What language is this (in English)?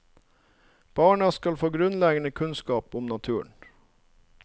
Norwegian